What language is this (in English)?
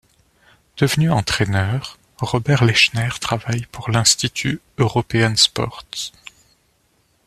French